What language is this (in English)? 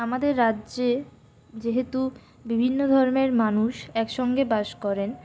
Bangla